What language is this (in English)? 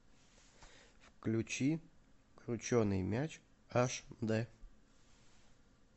Russian